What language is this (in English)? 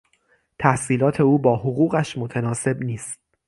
Persian